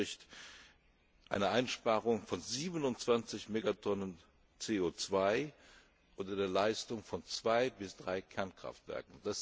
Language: German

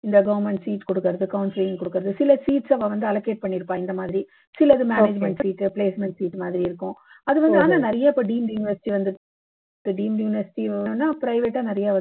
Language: Tamil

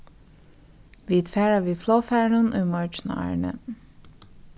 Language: Faroese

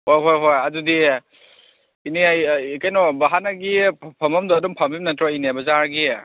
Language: Manipuri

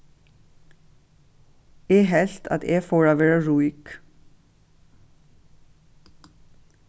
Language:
Faroese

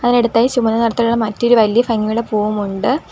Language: Malayalam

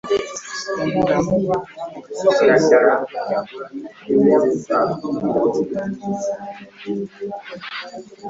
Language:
Ganda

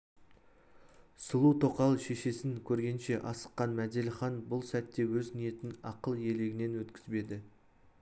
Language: Kazakh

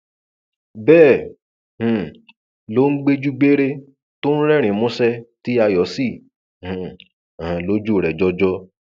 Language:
Yoruba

